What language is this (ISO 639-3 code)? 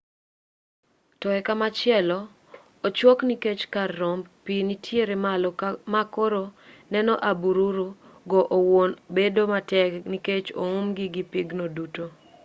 luo